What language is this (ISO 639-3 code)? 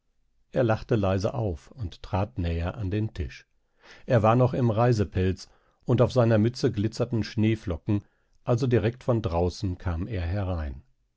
deu